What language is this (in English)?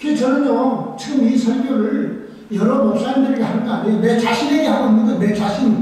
Korean